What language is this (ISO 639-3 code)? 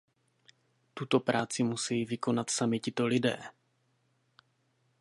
ces